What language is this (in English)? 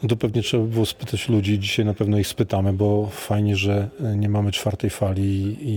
Polish